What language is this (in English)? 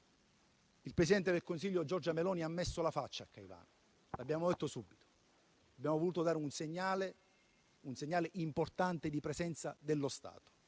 Italian